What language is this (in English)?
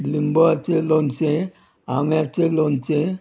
Konkani